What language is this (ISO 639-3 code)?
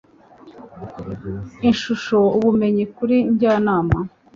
kin